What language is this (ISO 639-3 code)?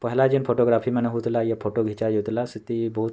ori